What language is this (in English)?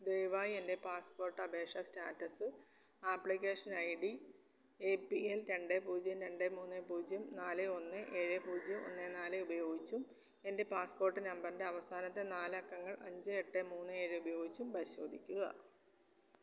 Malayalam